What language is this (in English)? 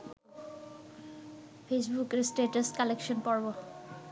Bangla